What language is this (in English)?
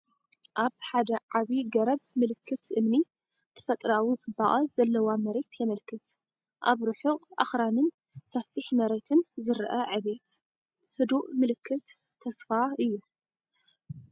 Tigrinya